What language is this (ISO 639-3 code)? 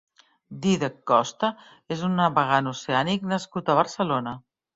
cat